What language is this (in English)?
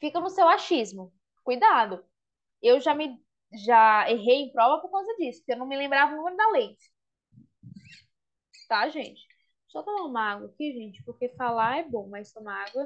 Portuguese